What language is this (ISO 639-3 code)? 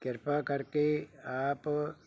pan